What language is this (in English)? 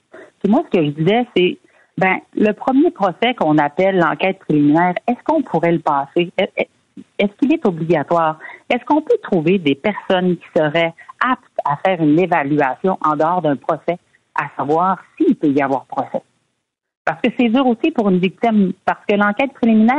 French